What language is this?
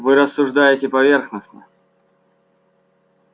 Russian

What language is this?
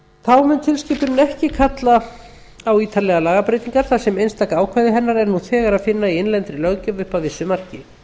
Icelandic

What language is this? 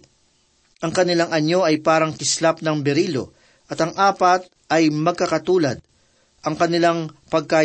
Filipino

